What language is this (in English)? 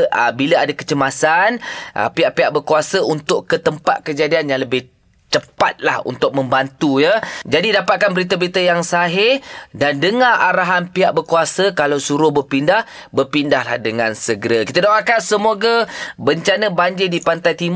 Malay